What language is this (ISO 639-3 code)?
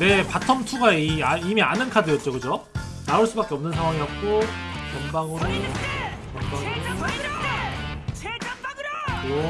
kor